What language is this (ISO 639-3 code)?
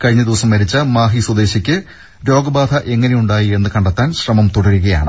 mal